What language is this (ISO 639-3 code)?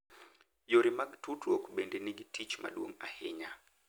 luo